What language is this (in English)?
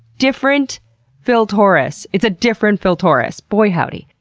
English